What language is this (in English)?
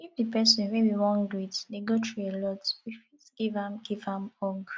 Nigerian Pidgin